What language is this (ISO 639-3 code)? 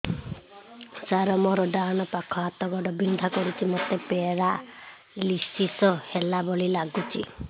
ori